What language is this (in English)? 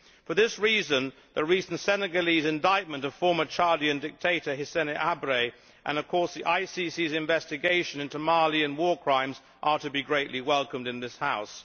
English